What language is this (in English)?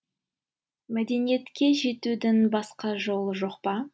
Kazakh